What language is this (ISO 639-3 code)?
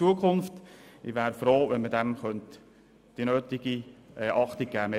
gsw